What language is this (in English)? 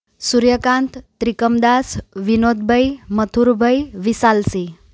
Gujarati